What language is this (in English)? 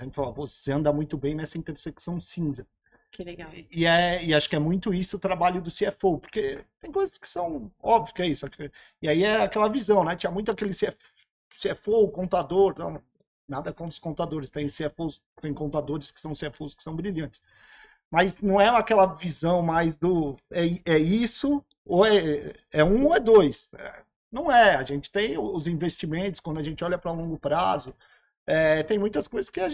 Portuguese